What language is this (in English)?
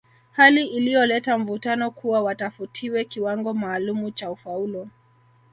Swahili